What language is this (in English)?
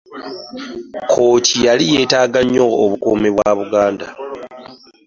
Ganda